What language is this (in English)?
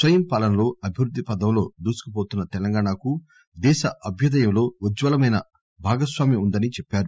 Telugu